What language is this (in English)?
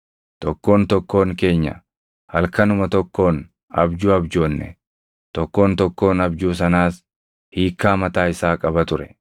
Oromo